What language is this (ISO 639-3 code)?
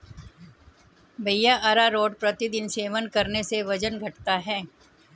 hin